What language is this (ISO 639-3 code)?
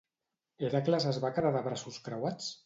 cat